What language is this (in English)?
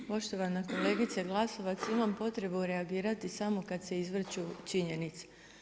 Croatian